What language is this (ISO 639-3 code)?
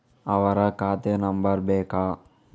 kan